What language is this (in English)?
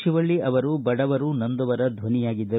Kannada